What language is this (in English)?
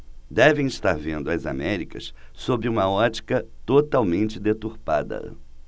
Portuguese